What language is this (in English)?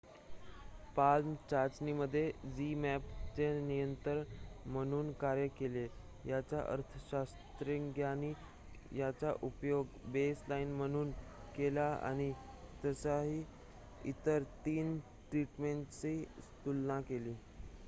Marathi